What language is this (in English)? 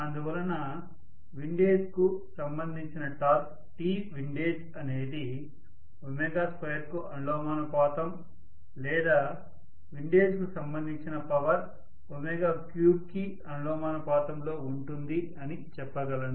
Telugu